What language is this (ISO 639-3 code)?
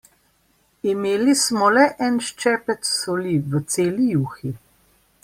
slv